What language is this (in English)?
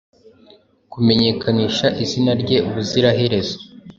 Kinyarwanda